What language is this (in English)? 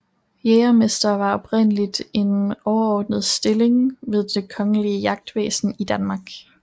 Danish